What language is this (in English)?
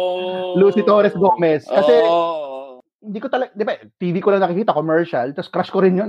Filipino